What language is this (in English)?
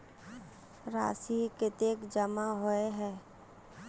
Magahi